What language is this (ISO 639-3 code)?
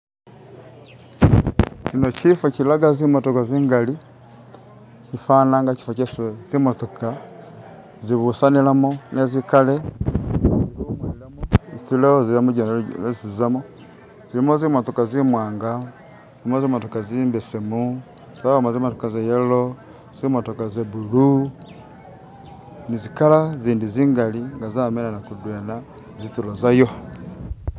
myx